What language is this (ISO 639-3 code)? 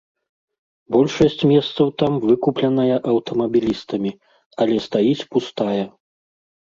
bel